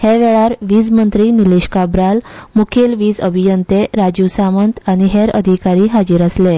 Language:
Konkani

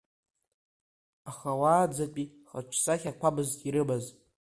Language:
Abkhazian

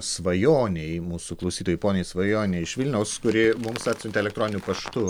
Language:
Lithuanian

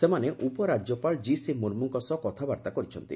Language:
Odia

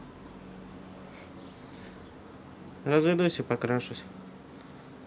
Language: Russian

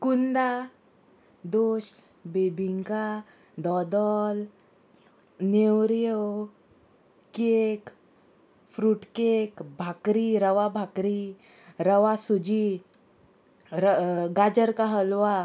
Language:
Konkani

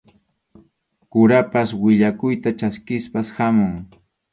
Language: Arequipa-La Unión Quechua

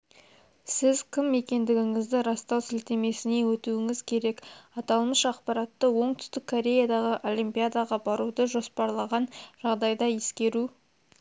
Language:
Kazakh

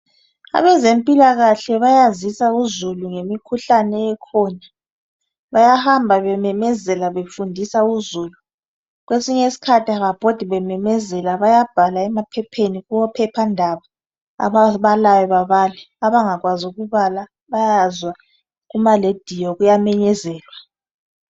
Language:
North Ndebele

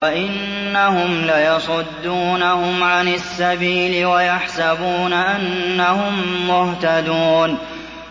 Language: Arabic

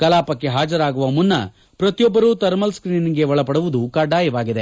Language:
Kannada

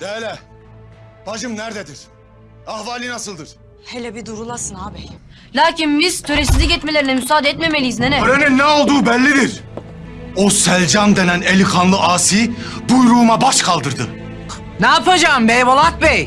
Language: Turkish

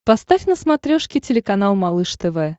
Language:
Russian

